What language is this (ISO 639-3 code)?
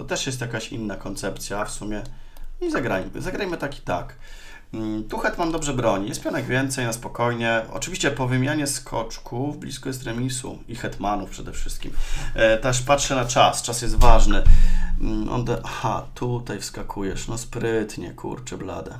pol